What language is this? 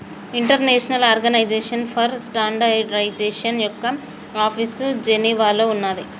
Telugu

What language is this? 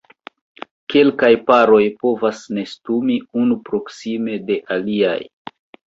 Esperanto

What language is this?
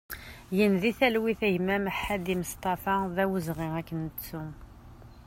Kabyle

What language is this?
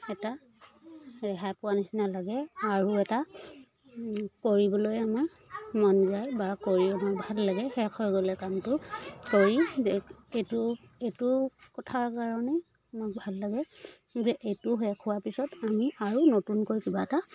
Assamese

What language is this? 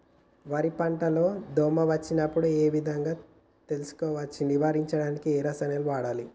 Telugu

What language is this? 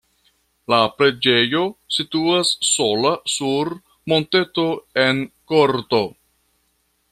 Esperanto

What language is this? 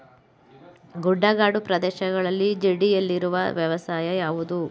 Kannada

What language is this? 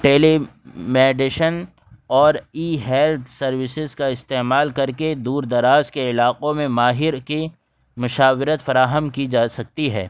Urdu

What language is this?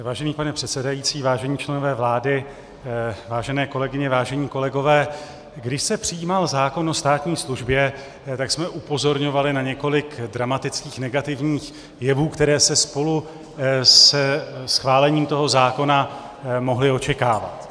Czech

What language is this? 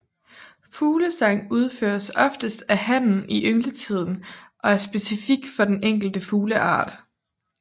Danish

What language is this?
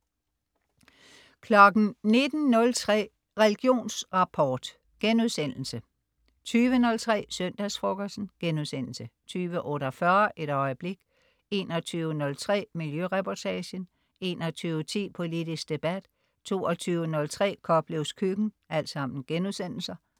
Danish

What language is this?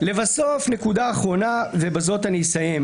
Hebrew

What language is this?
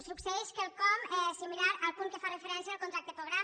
Catalan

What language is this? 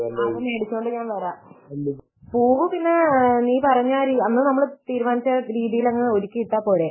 Malayalam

